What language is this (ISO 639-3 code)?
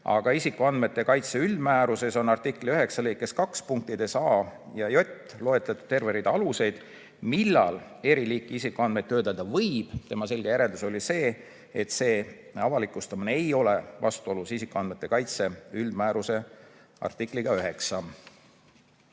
est